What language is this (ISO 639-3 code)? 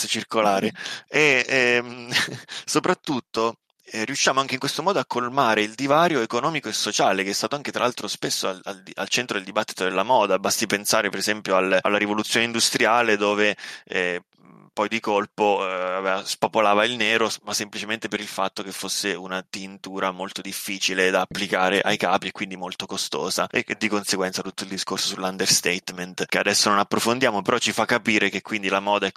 ita